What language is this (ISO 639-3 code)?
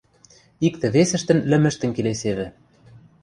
mrj